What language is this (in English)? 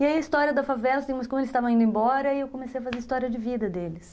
Portuguese